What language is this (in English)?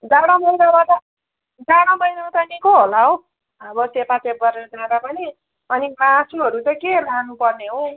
Nepali